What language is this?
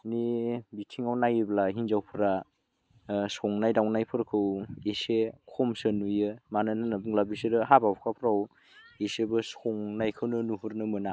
Bodo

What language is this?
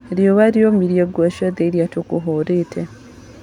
Kikuyu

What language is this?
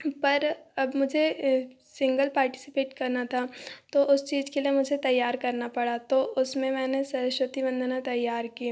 Hindi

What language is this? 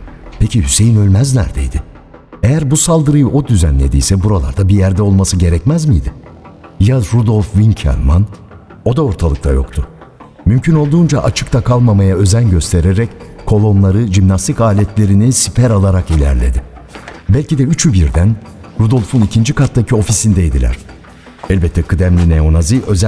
Turkish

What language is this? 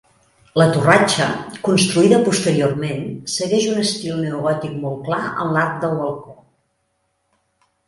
Catalan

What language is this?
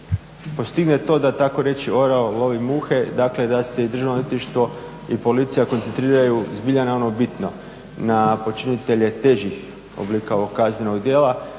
Croatian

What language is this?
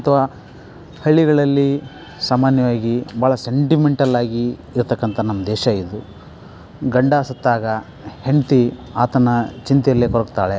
Kannada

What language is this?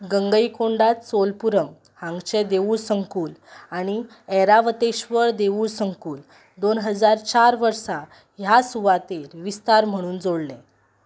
Konkani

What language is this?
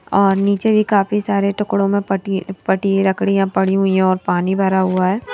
Hindi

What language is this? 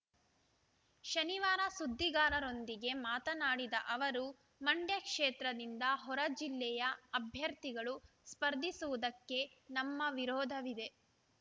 Kannada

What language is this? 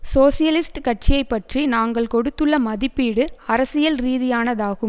Tamil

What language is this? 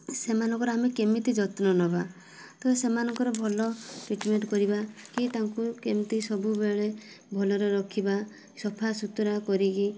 Odia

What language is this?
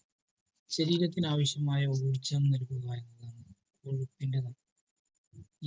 Malayalam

